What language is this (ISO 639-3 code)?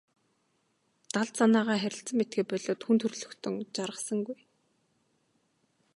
mon